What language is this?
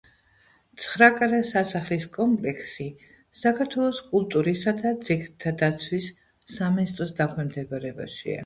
Georgian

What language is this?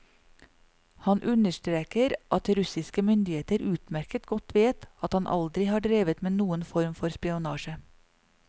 Norwegian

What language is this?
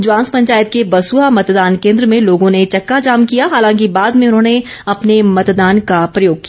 Hindi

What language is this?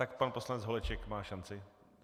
Czech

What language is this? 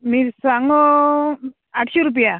Konkani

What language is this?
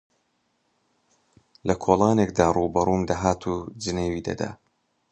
Central Kurdish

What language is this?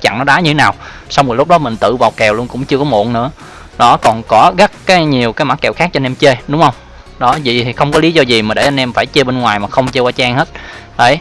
Vietnamese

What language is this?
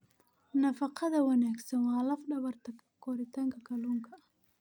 Somali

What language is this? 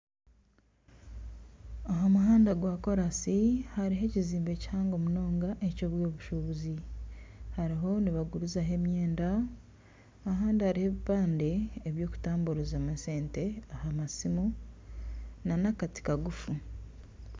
Nyankole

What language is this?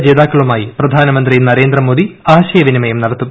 Malayalam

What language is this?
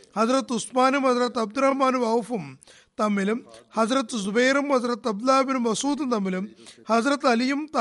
Malayalam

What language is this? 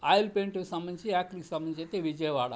Telugu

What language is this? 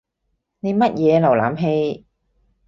Cantonese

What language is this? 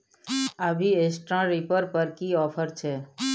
Maithili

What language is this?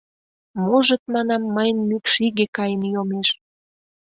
Mari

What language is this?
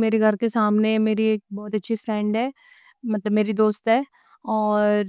Deccan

